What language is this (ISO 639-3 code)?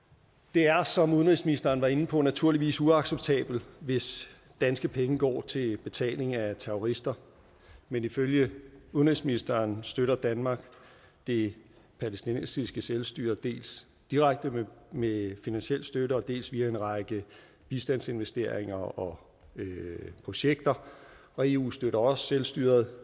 dan